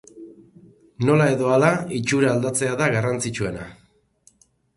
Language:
Basque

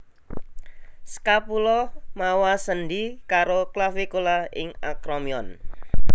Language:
Javanese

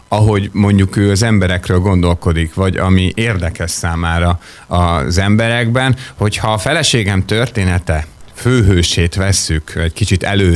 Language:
Hungarian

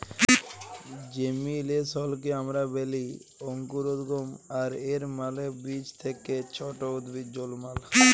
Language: Bangla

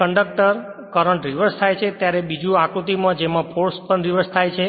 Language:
Gujarati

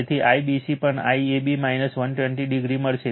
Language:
Gujarati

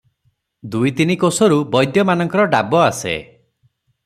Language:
Odia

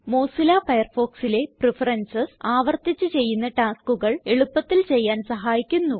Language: Malayalam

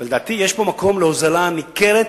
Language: Hebrew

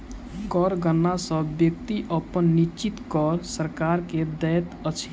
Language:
Maithili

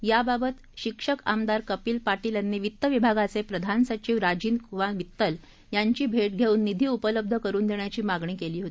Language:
Marathi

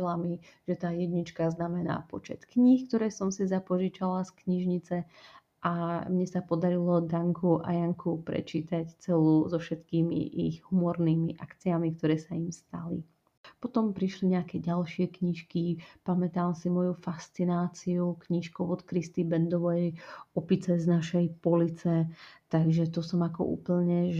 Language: Slovak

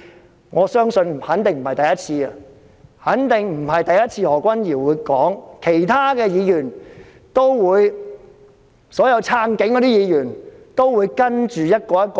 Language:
Cantonese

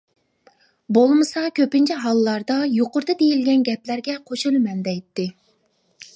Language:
Uyghur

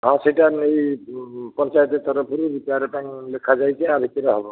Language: Odia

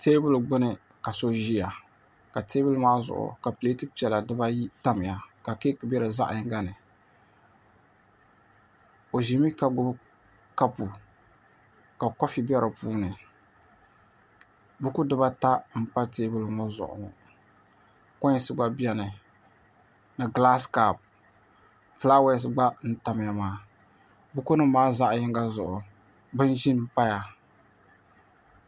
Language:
Dagbani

